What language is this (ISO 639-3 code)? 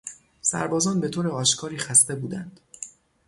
fas